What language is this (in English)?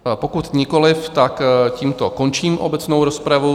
Czech